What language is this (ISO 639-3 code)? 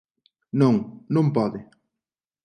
glg